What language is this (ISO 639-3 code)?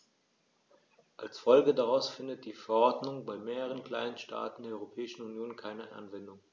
deu